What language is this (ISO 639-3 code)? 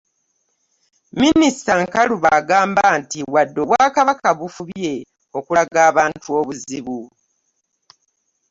lug